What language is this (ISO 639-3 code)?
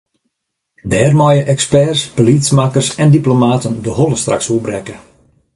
fry